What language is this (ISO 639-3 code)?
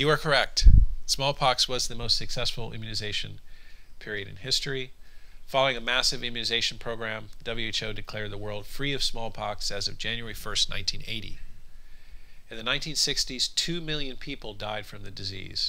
eng